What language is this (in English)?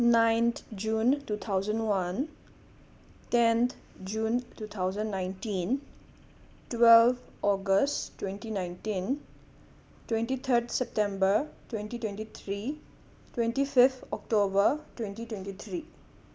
Manipuri